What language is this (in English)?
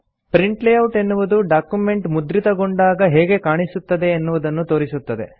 Kannada